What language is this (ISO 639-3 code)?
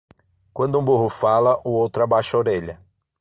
por